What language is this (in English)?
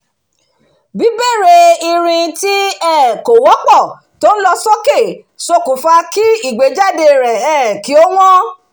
Yoruba